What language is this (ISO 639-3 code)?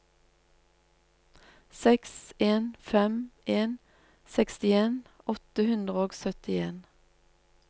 nor